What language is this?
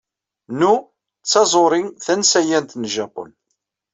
Kabyle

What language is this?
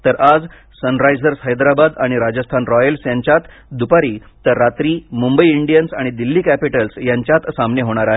Marathi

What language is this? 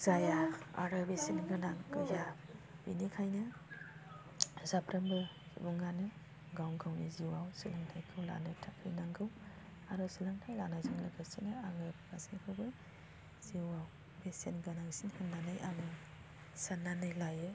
Bodo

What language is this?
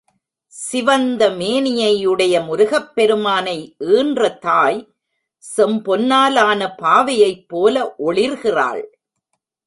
Tamil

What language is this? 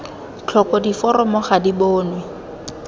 Tswana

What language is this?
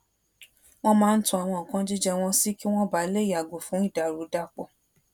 Yoruba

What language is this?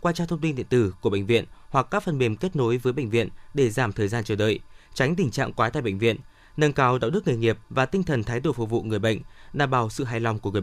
Vietnamese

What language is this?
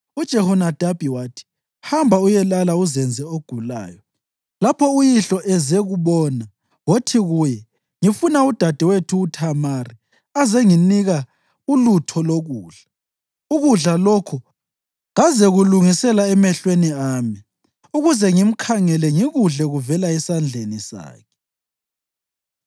North Ndebele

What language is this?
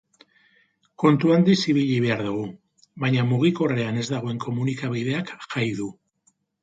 Basque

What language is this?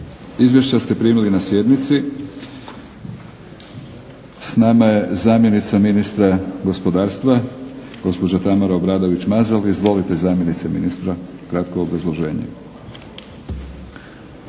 Croatian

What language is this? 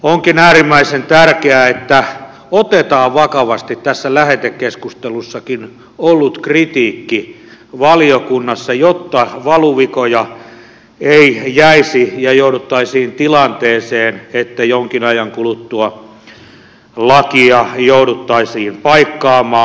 Finnish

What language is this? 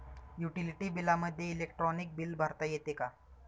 Marathi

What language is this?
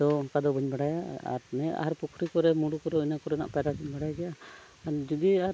Santali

